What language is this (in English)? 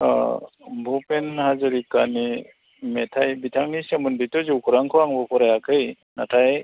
Bodo